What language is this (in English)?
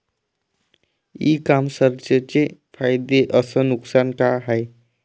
Marathi